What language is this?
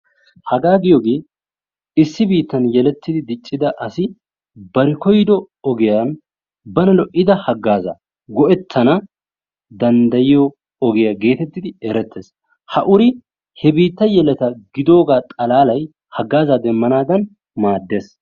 Wolaytta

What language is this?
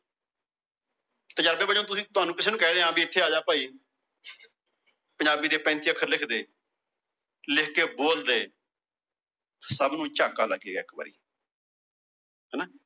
Punjabi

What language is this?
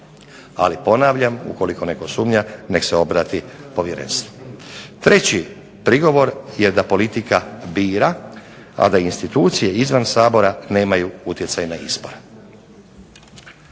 Croatian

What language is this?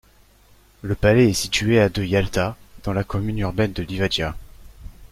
French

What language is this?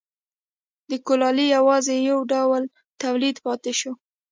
Pashto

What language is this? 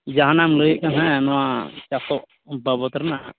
Santali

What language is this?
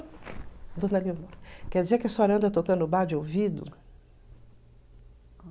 Portuguese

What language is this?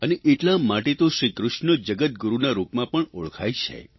Gujarati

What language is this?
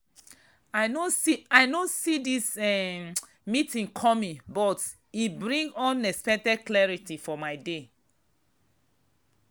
Nigerian Pidgin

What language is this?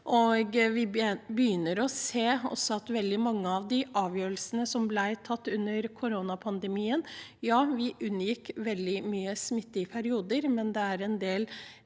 Norwegian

